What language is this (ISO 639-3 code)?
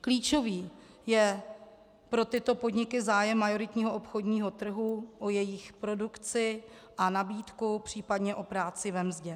ces